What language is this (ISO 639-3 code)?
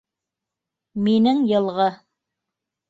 bak